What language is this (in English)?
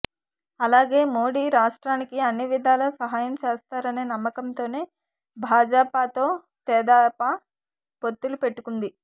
Telugu